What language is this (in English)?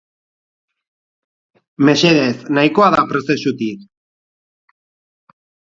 Basque